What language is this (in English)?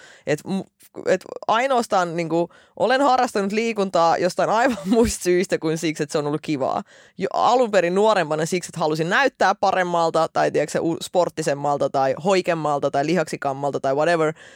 Finnish